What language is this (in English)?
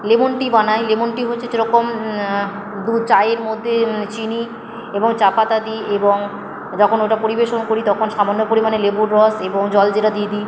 Bangla